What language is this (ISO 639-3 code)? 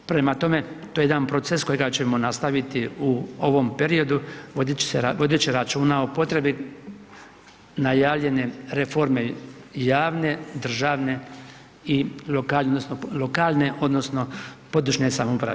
hrv